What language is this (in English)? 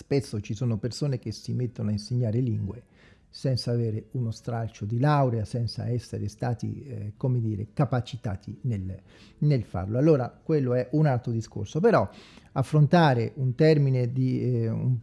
Italian